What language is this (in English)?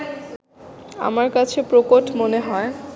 Bangla